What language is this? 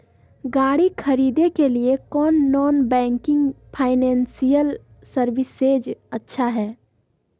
Magahi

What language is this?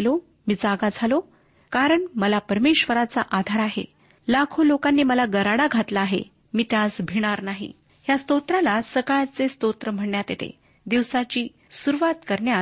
Marathi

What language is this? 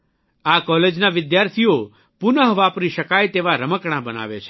Gujarati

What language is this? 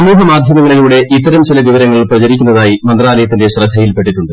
Malayalam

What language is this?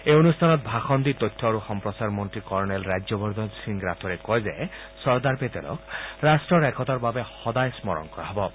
Assamese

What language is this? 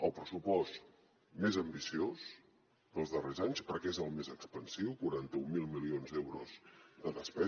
Catalan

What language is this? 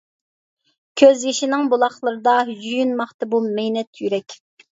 Uyghur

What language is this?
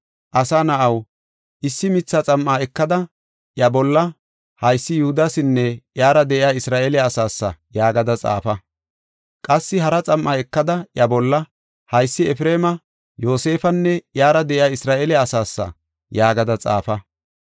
Gofa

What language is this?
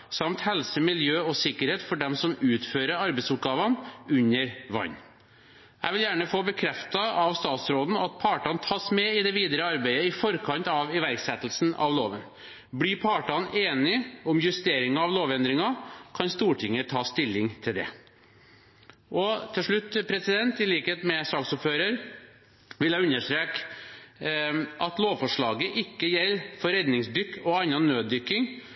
Norwegian Bokmål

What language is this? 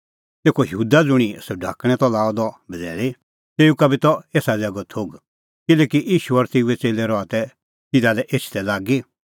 Kullu Pahari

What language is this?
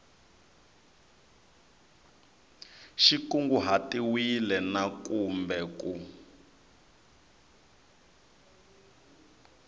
Tsonga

